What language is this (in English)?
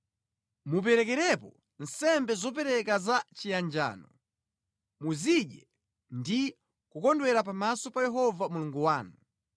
Nyanja